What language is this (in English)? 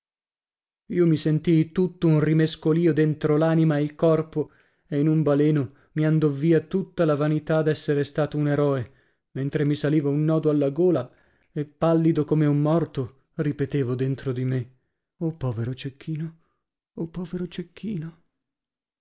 Italian